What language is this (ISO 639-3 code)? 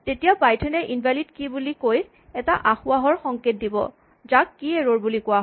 asm